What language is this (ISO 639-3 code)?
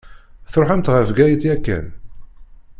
kab